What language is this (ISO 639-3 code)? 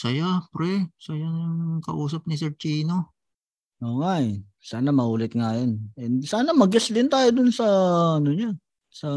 fil